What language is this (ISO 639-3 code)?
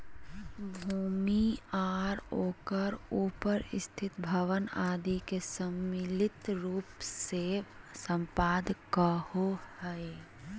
mag